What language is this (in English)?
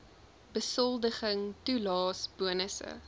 Afrikaans